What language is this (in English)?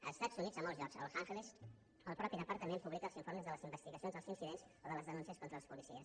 Catalan